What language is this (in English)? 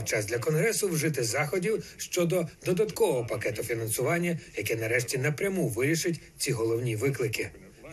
Ukrainian